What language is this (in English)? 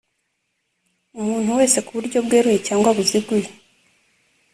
Kinyarwanda